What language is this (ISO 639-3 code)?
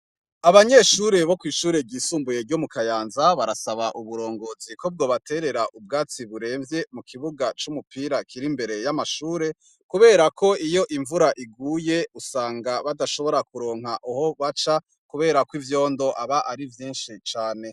run